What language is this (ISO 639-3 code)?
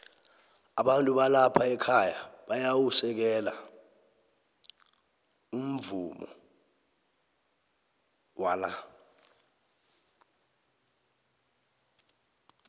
nbl